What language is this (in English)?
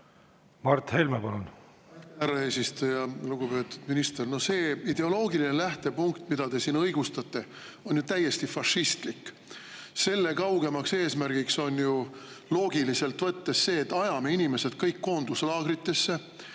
Estonian